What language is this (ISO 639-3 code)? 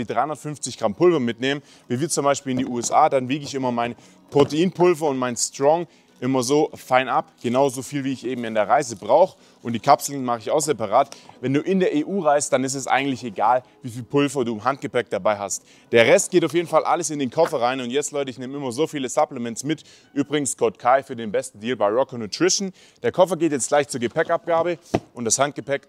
deu